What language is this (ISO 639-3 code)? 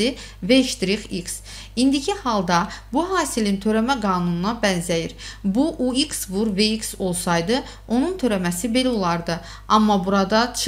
tur